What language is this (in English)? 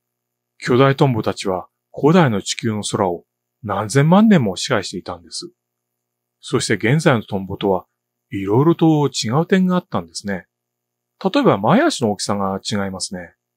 Japanese